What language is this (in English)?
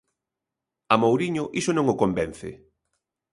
Galician